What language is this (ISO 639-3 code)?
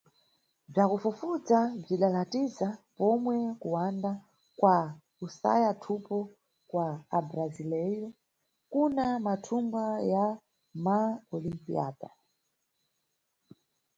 nyu